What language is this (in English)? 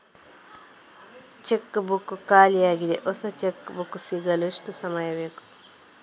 Kannada